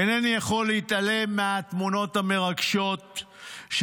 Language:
Hebrew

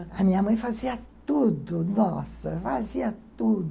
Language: Portuguese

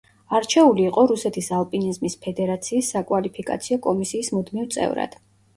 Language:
Georgian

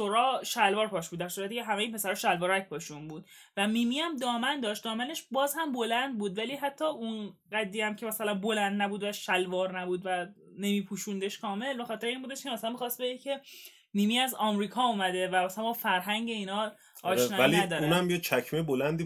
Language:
Persian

